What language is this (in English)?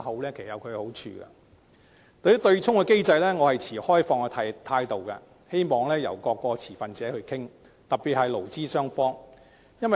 Cantonese